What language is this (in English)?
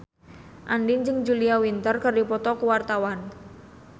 Sundanese